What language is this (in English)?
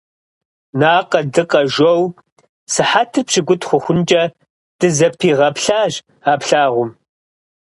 Kabardian